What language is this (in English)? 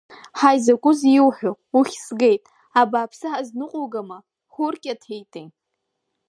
Abkhazian